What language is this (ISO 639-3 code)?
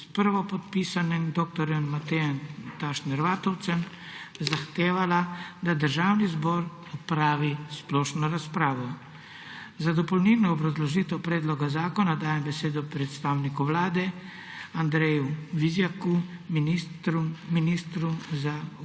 slv